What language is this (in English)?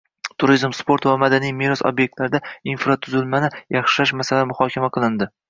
Uzbek